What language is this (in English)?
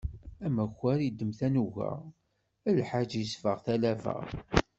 Kabyle